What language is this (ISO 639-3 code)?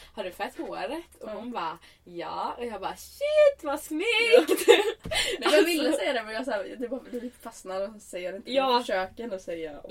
swe